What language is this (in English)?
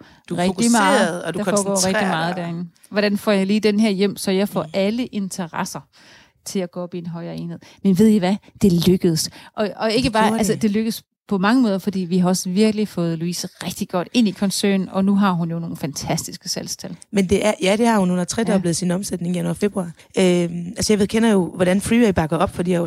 Danish